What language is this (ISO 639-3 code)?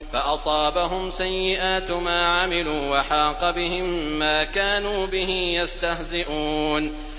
ara